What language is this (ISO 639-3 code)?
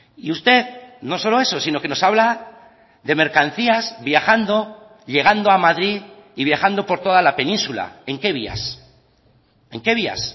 spa